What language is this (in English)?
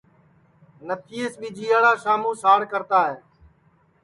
Sansi